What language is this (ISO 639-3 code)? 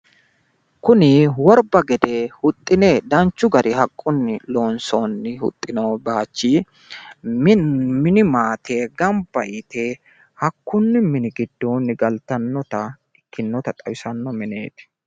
sid